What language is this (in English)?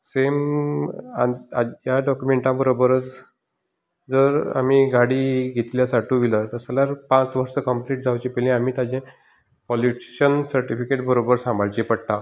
Konkani